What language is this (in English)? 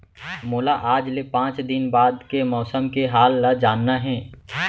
Chhattisgarhi